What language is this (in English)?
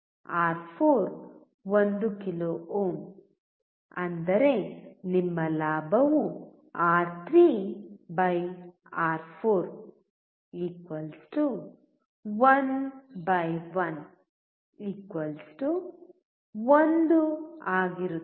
Kannada